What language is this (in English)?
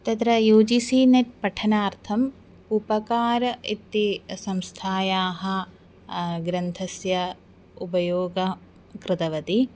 Sanskrit